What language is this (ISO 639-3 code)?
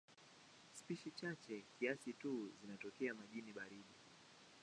swa